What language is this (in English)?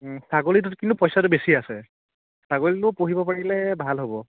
Assamese